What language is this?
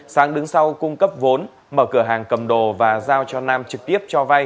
Vietnamese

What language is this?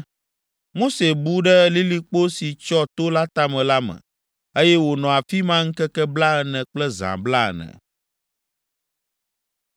Ewe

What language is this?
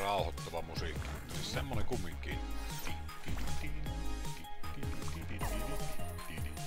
Finnish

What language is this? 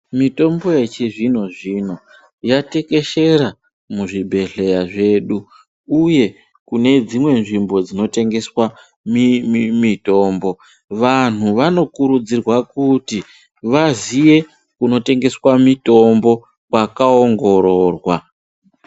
Ndau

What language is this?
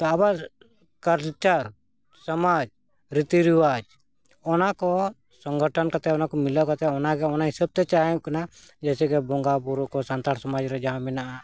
Santali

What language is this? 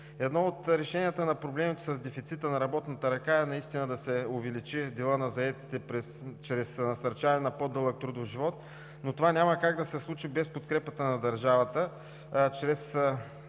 Bulgarian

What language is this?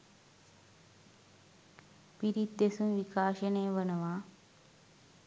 Sinhala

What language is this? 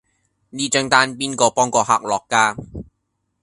Cantonese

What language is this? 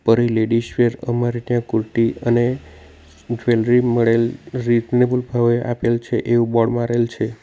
Gujarati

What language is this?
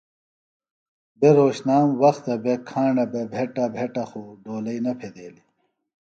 Phalura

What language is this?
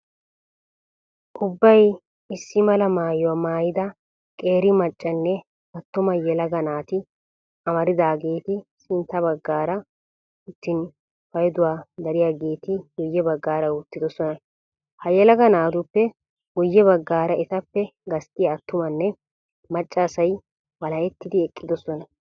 Wolaytta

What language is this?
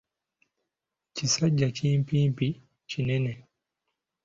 Ganda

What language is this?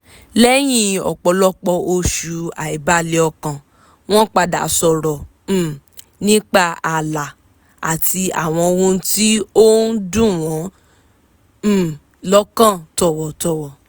Yoruba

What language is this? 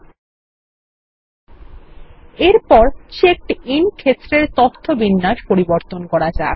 Bangla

